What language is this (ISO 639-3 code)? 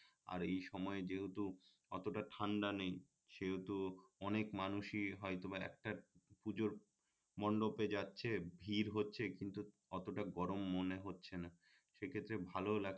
ben